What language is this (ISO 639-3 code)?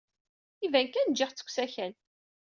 kab